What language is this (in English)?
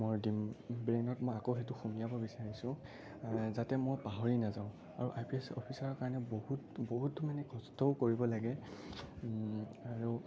Assamese